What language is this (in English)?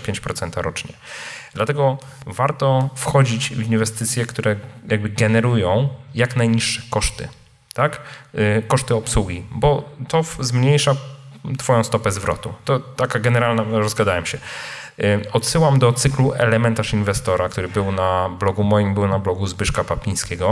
Polish